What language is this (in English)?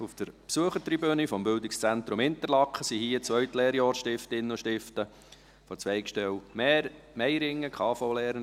Swiss German